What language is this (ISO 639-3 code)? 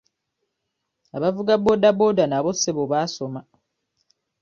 lug